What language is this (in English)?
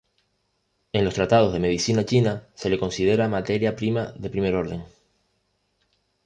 Spanish